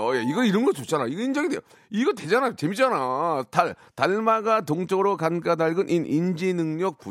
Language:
Korean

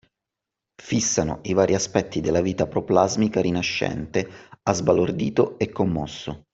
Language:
Italian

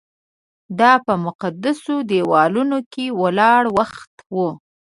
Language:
Pashto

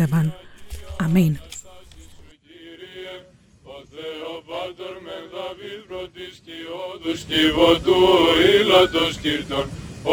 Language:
Greek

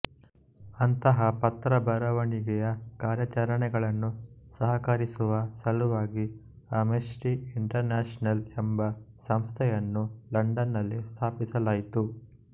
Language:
Kannada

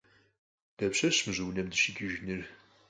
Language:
Kabardian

